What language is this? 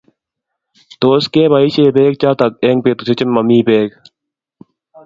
Kalenjin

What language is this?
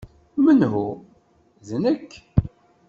Kabyle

